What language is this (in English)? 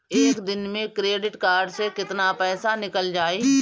Bhojpuri